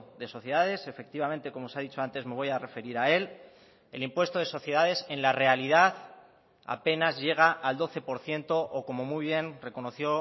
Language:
Spanish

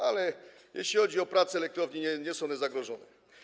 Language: Polish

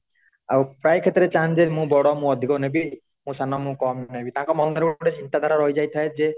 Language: Odia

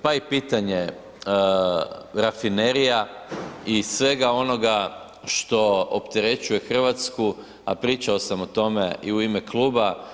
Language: Croatian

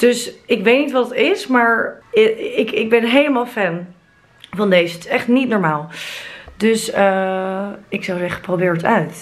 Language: Dutch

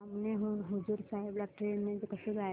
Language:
Marathi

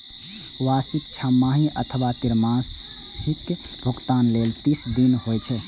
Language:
Maithili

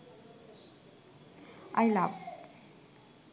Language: Sinhala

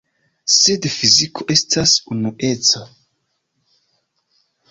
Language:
Esperanto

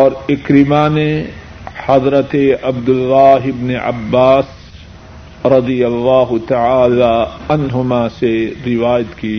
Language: Urdu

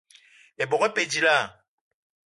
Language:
Eton (Cameroon)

